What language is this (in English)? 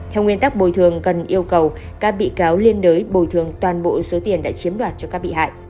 Vietnamese